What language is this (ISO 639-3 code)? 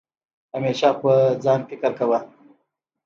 pus